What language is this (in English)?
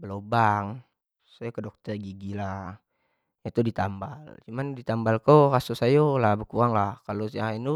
Jambi Malay